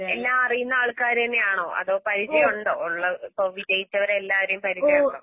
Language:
Malayalam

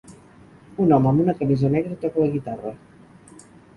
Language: Catalan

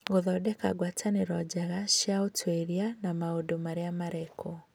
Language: Kikuyu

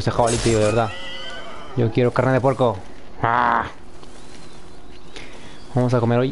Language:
Spanish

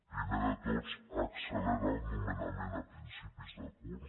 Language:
Catalan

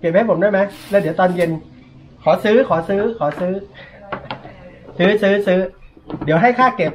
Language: Thai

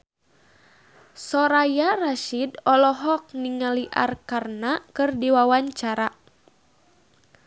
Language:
Sundanese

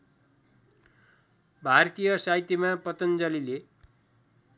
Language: Nepali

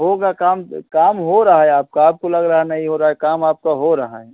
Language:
Hindi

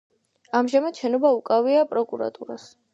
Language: Georgian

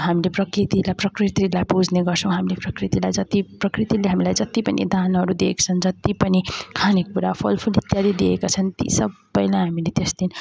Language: Nepali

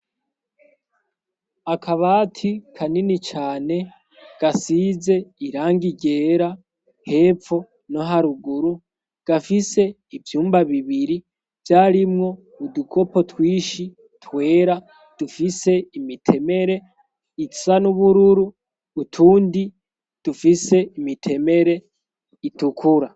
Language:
Rundi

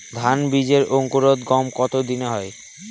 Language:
Bangla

